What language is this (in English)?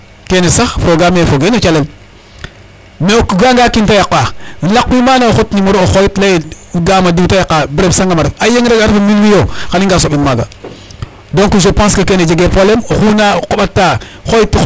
Serer